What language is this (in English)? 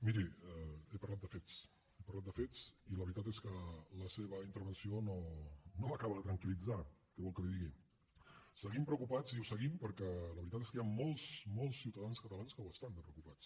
Catalan